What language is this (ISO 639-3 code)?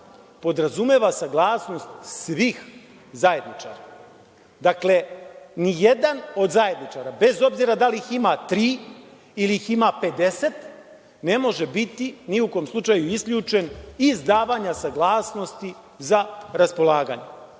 srp